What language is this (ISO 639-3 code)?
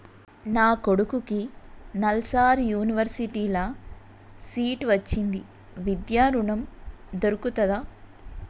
tel